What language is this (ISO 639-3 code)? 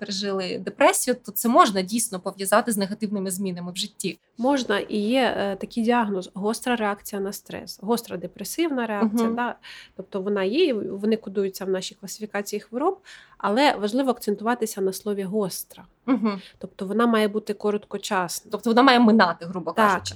ukr